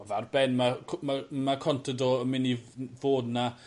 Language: Welsh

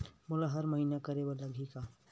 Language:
Chhattisgarhi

